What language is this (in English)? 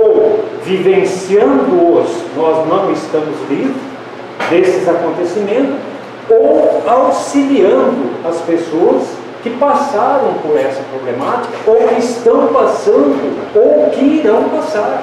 Portuguese